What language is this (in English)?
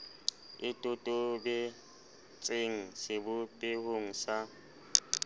Southern Sotho